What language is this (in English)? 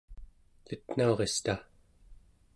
Central Yupik